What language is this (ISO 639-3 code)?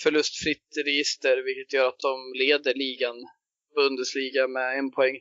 swe